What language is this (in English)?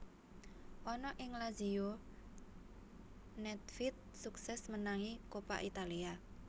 Javanese